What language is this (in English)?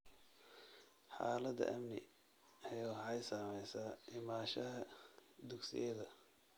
Somali